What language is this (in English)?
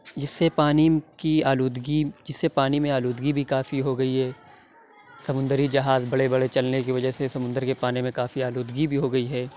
Urdu